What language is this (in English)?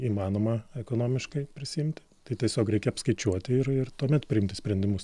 Lithuanian